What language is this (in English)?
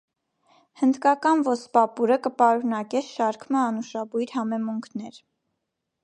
Armenian